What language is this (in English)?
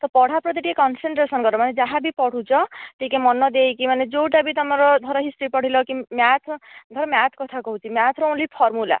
Odia